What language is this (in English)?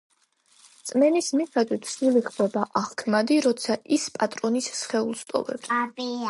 Georgian